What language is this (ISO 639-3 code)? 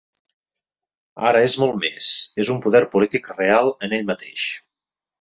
cat